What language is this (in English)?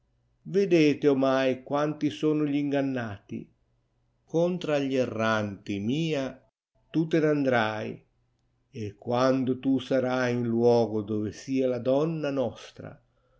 Italian